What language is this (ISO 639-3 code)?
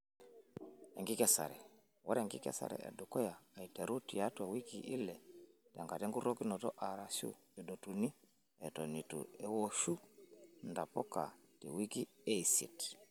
mas